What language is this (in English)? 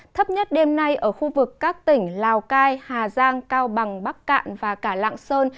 Vietnamese